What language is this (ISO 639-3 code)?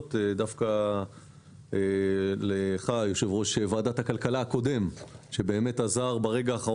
heb